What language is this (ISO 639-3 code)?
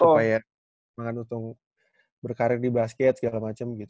ind